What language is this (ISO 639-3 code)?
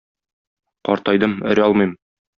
tat